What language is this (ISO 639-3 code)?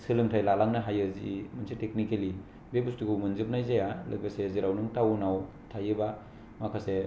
brx